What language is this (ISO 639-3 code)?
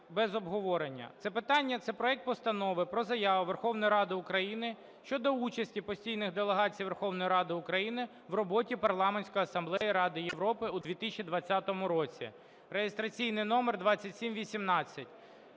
ukr